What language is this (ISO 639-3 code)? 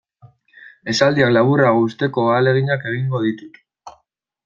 eus